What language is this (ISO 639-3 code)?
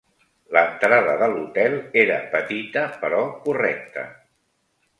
cat